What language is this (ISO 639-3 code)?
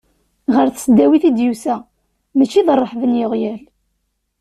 kab